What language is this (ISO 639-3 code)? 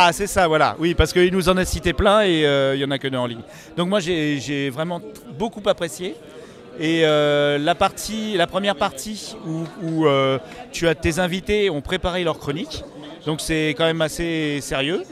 fra